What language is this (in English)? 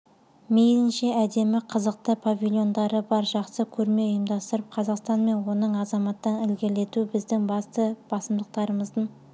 Kazakh